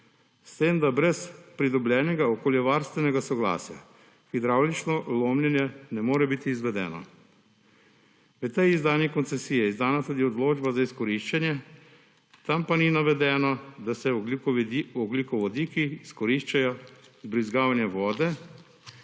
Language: Slovenian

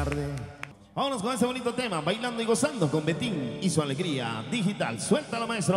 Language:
Spanish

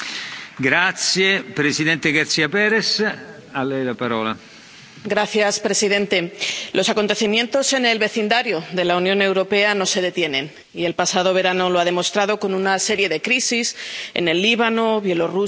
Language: Spanish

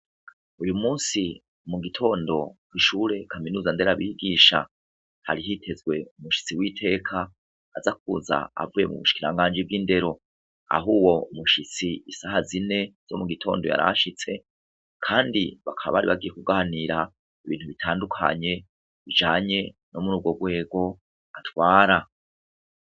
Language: Rundi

